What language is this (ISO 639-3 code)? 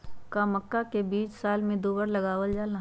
mag